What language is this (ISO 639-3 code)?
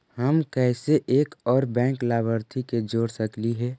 mag